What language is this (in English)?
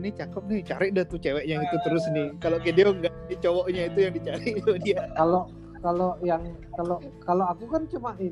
Indonesian